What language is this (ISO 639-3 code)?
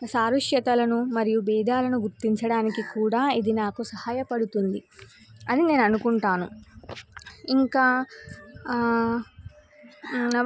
tel